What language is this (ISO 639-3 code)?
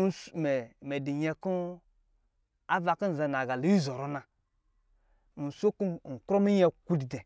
mgi